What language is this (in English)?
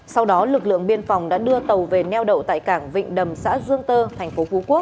Vietnamese